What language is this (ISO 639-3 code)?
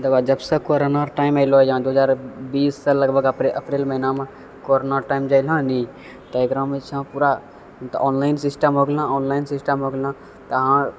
mai